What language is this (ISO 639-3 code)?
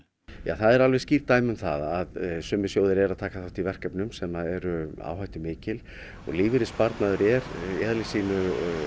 isl